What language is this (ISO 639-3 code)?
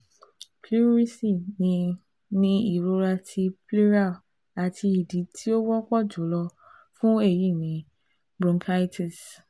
yor